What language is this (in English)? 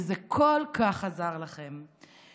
Hebrew